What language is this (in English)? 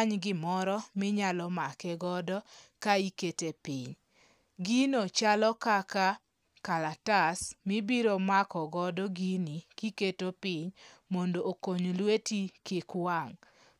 Luo (Kenya and Tanzania)